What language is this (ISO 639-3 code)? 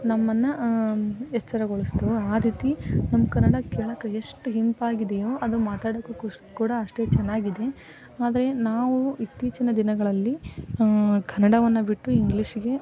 kan